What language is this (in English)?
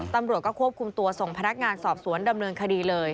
Thai